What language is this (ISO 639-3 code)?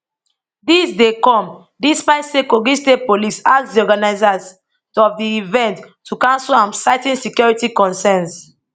pcm